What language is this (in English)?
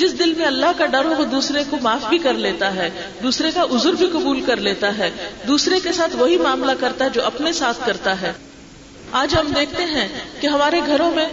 Urdu